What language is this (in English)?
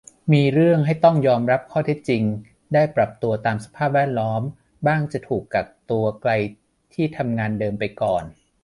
Thai